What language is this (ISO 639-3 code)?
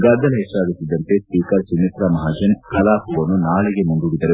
kan